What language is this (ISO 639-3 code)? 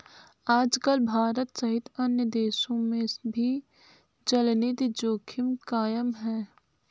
hin